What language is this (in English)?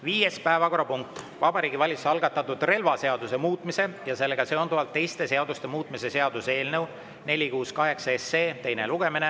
Estonian